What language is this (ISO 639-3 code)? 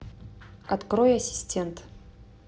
rus